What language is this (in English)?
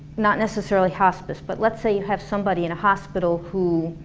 English